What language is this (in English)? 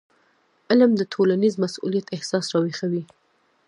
Pashto